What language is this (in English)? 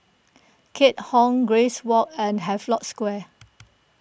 English